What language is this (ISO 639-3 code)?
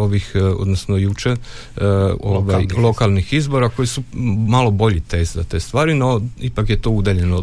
hrv